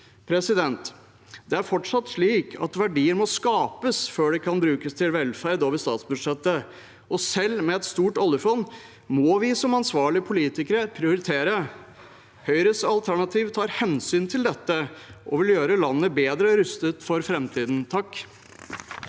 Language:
Norwegian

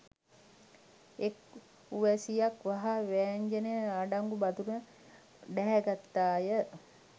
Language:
Sinhala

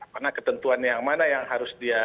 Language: Indonesian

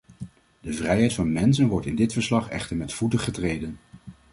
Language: Dutch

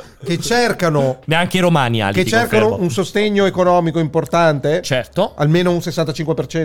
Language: Italian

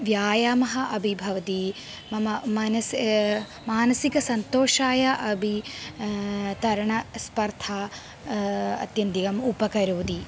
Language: Sanskrit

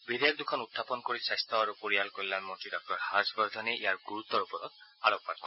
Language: Assamese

